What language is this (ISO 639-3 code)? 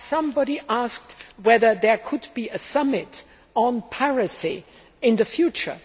eng